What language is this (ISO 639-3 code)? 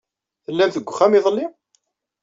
kab